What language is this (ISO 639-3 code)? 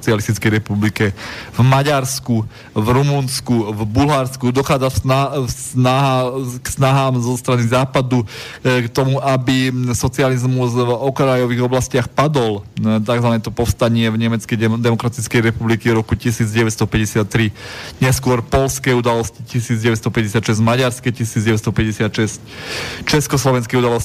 slk